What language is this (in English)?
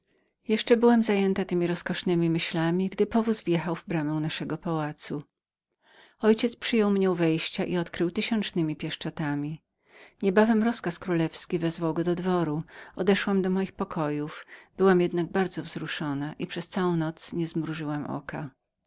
Polish